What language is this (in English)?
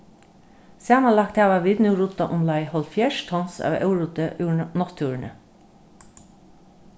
Faroese